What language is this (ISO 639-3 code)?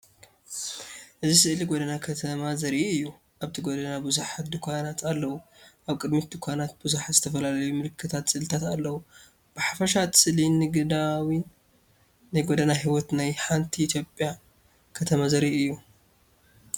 tir